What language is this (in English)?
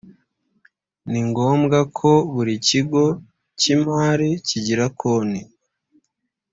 Kinyarwanda